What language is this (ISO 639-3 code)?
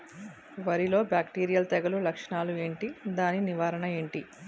tel